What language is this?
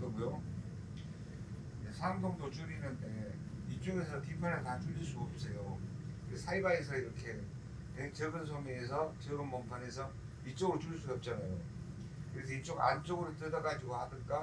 Korean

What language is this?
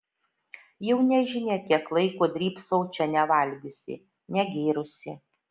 Lithuanian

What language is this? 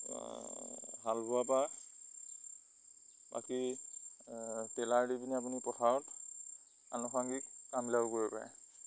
Assamese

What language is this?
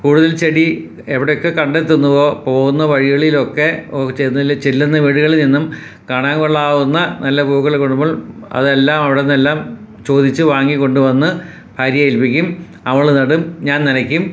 Malayalam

